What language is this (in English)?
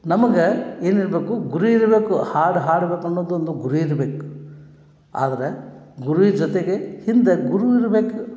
Kannada